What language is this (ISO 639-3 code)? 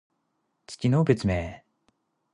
jpn